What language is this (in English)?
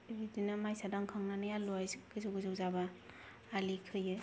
Bodo